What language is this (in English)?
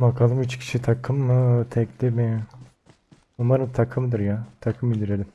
Turkish